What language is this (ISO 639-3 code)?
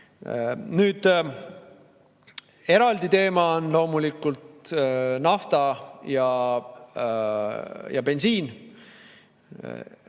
est